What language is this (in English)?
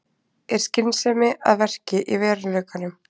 Icelandic